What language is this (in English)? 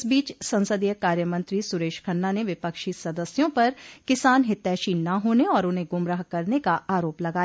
Hindi